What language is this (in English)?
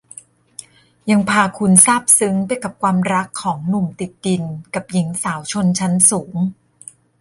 Thai